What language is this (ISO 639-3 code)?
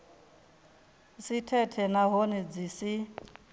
ven